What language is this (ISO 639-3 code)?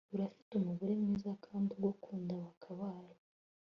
kin